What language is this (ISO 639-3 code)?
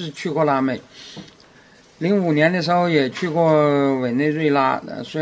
zho